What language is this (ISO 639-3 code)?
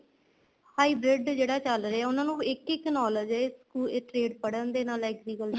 pan